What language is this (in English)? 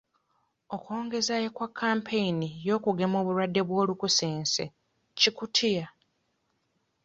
Ganda